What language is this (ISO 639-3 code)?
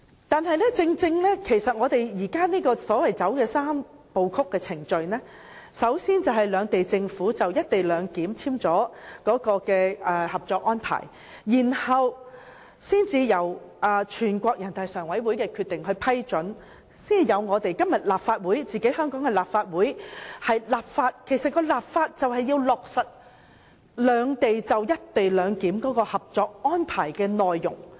yue